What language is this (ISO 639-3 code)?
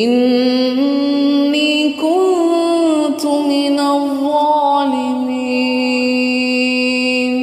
ara